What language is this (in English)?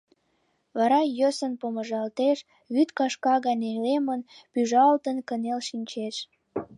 Mari